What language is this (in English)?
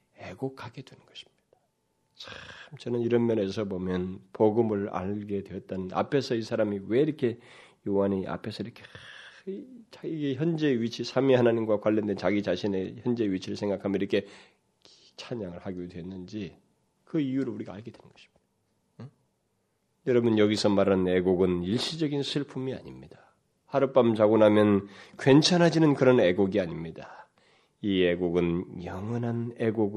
Korean